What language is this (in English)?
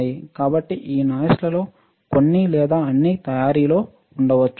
Telugu